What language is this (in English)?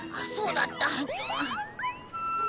Japanese